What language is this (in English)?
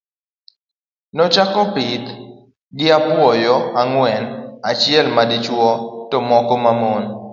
Luo (Kenya and Tanzania)